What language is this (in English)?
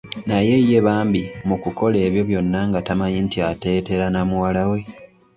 Ganda